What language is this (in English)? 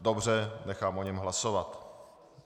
Czech